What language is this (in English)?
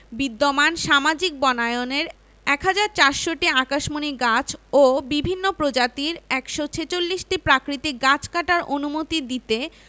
Bangla